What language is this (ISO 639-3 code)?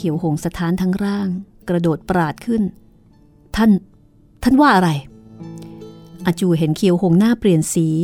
tha